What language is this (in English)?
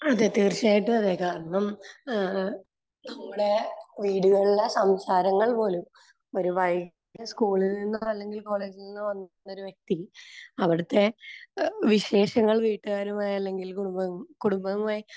Malayalam